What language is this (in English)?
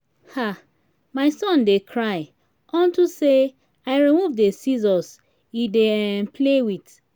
Nigerian Pidgin